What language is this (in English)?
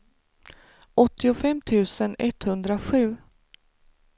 Swedish